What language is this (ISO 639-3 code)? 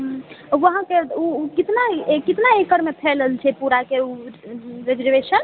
mai